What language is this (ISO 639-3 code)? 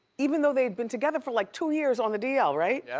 eng